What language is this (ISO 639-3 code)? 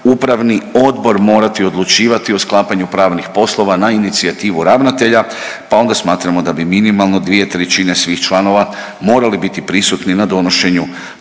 hrv